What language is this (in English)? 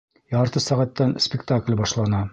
Bashkir